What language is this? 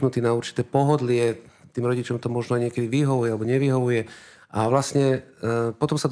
Slovak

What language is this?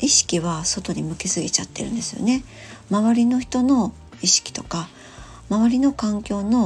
Japanese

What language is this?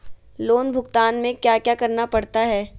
Magahi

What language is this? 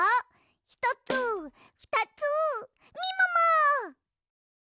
Japanese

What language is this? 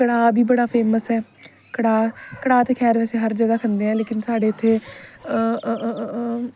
Dogri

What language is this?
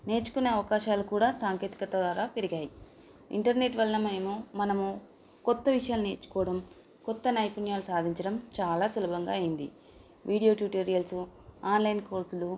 Telugu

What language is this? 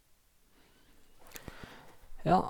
Norwegian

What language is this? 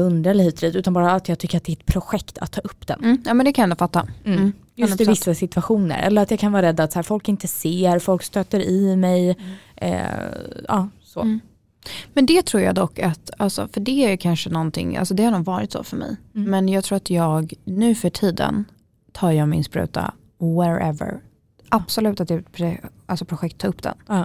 Swedish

